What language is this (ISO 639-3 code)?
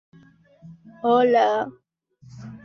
spa